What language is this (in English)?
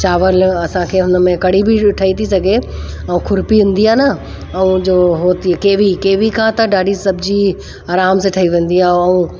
Sindhi